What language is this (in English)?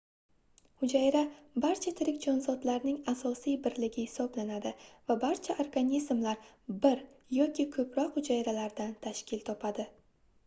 Uzbek